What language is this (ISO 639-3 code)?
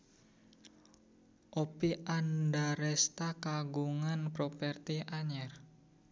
sun